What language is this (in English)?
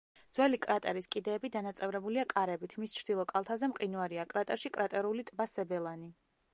Georgian